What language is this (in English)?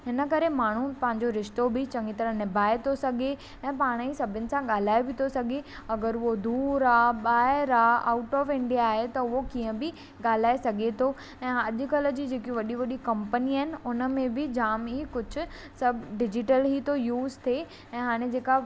Sindhi